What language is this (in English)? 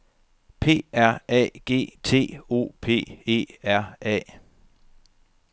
Danish